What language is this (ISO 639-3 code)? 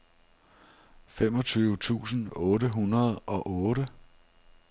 dan